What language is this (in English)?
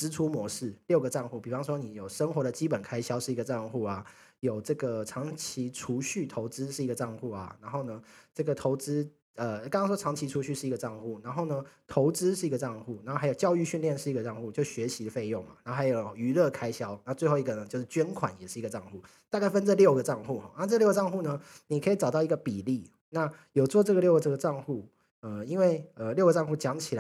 Chinese